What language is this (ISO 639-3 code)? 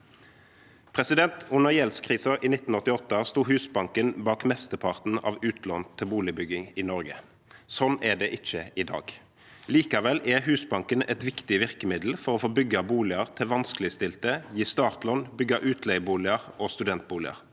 nor